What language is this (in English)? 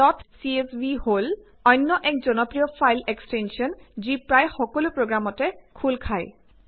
Assamese